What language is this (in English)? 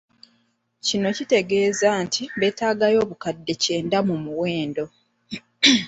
Ganda